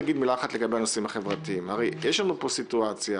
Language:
Hebrew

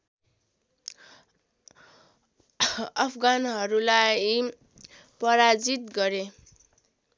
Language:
Nepali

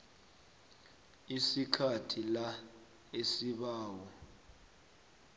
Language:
South Ndebele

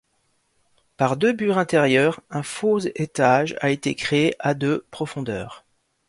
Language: French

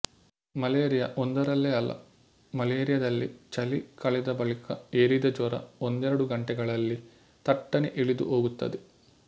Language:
Kannada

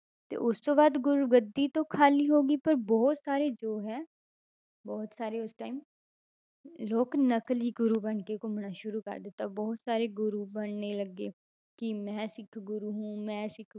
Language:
Punjabi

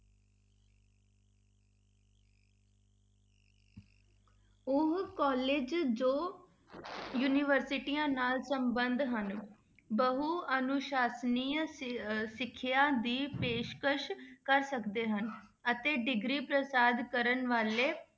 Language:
Punjabi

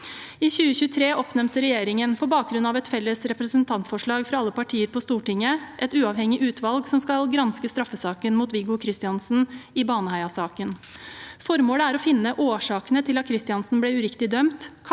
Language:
Norwegian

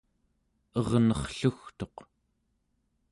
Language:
Central Yupik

